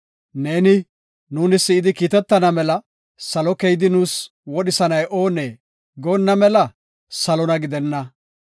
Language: Gofa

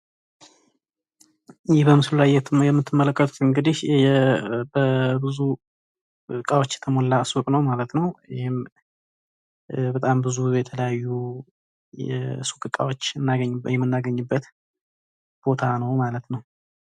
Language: Amharic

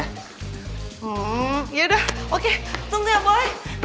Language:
Indonesian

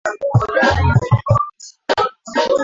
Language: Swahili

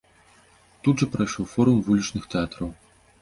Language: Belarusian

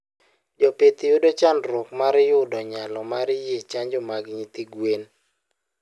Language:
Luo (Kenya and Tanzania)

